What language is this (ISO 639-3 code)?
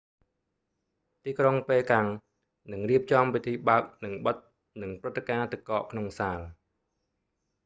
khm